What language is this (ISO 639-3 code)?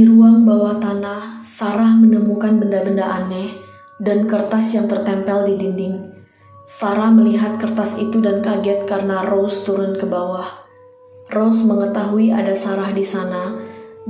ind